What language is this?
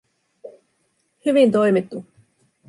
Finnish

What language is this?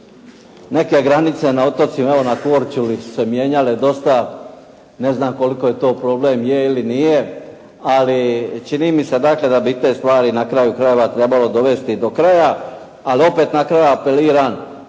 Croatian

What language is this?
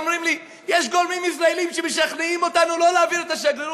Hebrew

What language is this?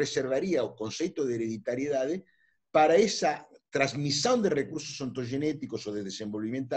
Spanish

